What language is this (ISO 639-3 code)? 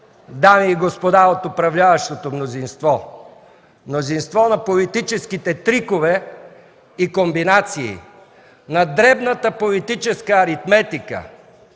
bul